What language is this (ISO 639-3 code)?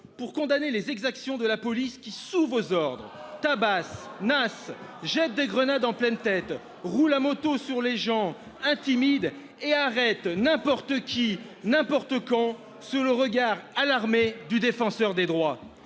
fra